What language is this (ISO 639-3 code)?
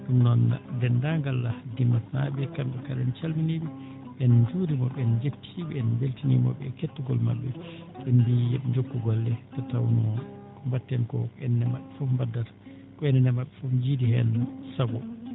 ful